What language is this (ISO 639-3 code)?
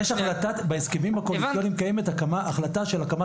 heb